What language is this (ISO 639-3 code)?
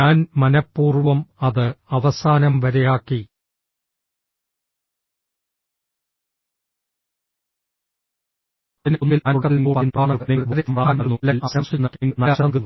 mal